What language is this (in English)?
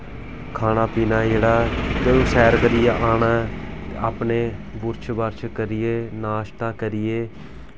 Dogri